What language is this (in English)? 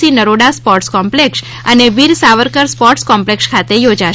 Gujarati